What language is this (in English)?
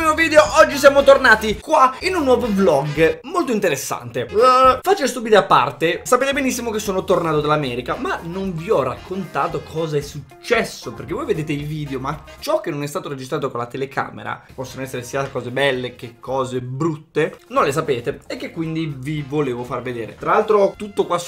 Italian